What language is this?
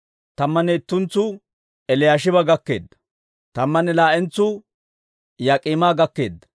Dawro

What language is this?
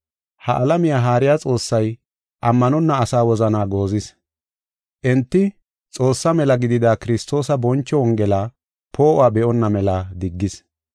Gofa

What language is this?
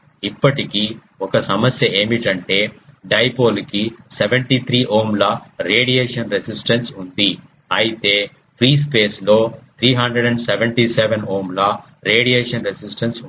Telugu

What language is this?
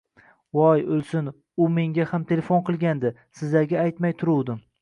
Uzbek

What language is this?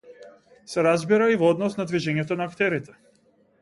Macedonian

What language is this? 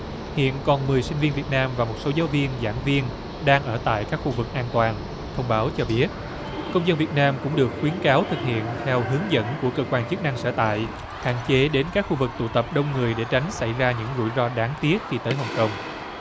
Vietnamese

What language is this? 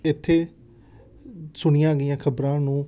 Punjabi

